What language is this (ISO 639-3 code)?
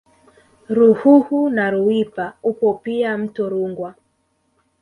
swa